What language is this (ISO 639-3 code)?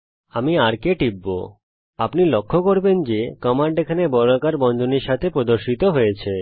ben